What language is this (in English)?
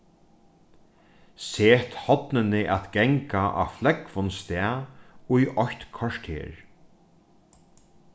Faroese